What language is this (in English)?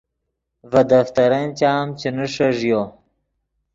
Yidgha